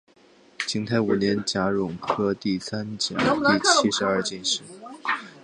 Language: Chinese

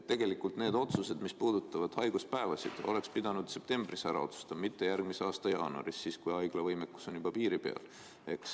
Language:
Estonian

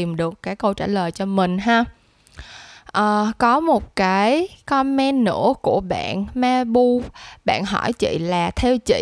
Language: Vietnamese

